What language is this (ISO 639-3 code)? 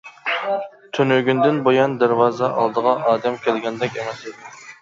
uig